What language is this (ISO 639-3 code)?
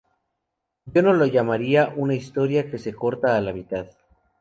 spa